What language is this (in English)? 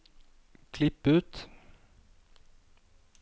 Norwegian